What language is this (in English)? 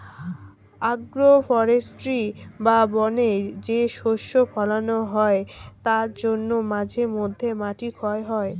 Bangla